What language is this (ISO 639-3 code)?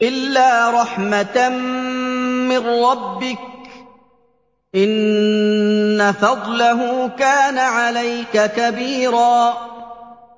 ara